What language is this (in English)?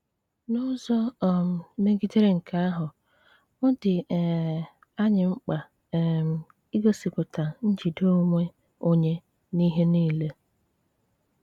Igbo